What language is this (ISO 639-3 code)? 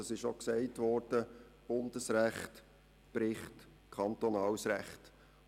gsw